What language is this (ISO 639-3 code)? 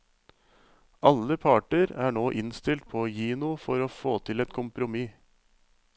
nor